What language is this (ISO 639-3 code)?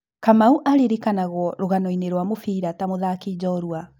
kik